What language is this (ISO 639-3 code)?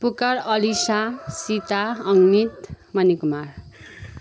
nep